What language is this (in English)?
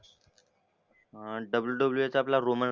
Marathi